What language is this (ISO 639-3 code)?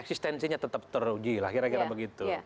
ind